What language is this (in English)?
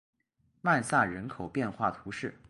Chinese